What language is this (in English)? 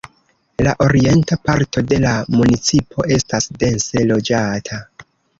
Esperanto